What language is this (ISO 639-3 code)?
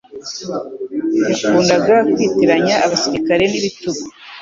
kin